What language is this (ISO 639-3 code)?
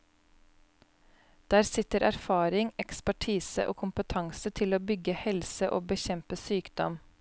nor